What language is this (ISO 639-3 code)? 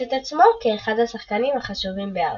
heb